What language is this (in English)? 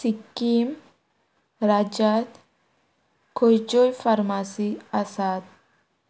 Konkani